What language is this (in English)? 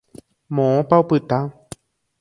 Guarani